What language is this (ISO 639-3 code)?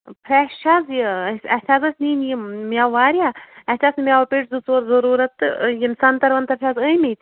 kas